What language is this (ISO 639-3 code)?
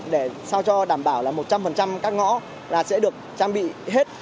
vie